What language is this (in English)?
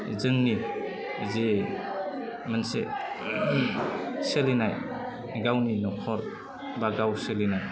Bodo